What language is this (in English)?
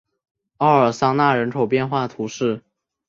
Chinese